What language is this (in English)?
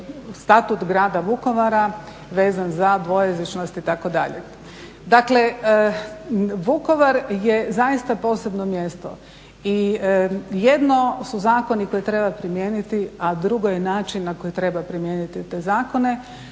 Croatian